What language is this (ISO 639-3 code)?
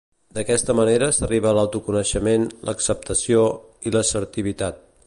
cat